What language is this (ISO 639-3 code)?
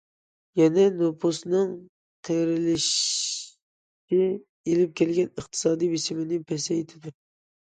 uig